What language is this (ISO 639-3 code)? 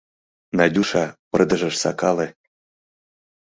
chm